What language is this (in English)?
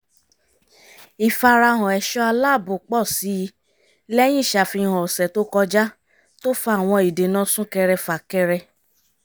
Yoruba